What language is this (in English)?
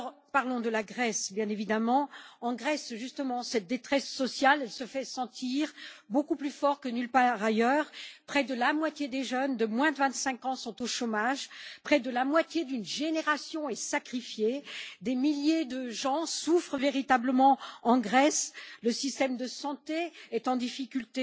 French